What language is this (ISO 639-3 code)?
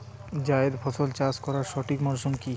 ben